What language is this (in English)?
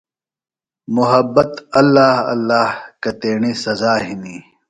Phalura